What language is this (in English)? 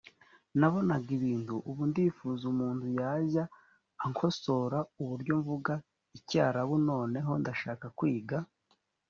Kinyarwanda